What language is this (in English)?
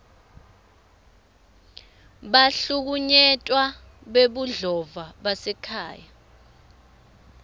Swati